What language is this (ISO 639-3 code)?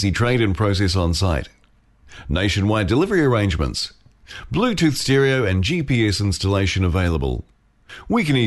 fil